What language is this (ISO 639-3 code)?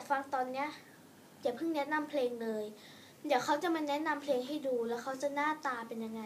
tha